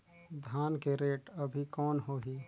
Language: Chhattisgarhi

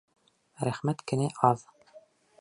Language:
Bashkir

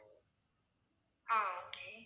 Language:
Tamil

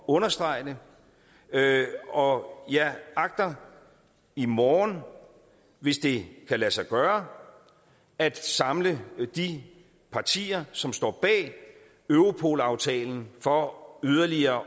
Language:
Danish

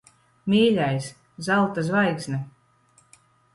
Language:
Latvian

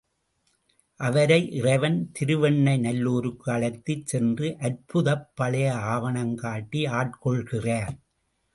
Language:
Tamil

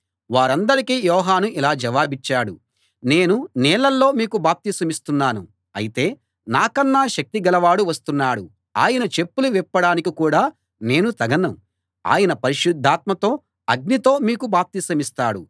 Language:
Telugu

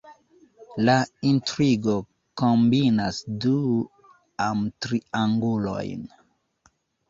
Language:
Esperanto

